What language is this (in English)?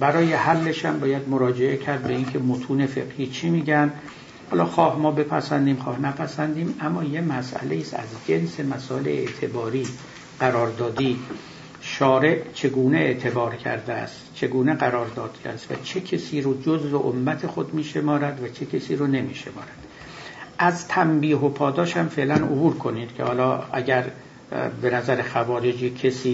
Persian